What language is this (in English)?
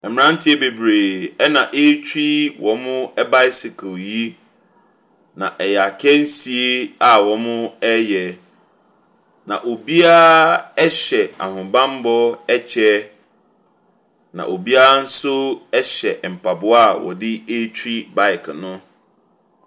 Akan